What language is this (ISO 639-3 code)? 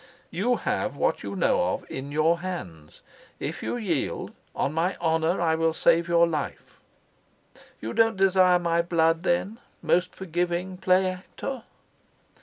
eng